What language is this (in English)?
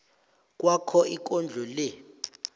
South Ndebele